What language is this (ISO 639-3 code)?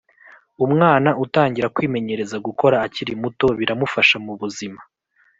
kin